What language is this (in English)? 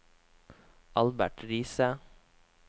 Norwegian